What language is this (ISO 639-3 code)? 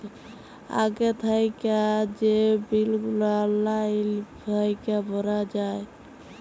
ben